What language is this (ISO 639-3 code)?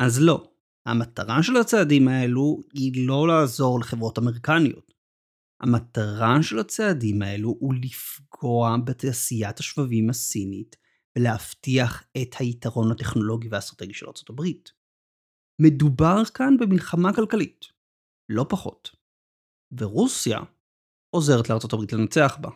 heb